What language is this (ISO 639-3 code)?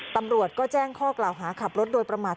tha